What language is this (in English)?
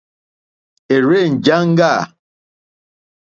Mokpwe